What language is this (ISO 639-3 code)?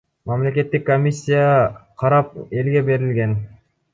kir